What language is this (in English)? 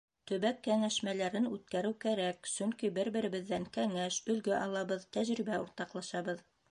Bashkir